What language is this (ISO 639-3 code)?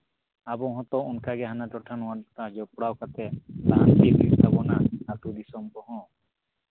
sat